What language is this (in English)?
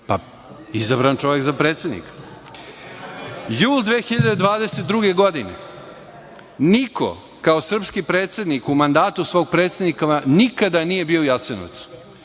Serbian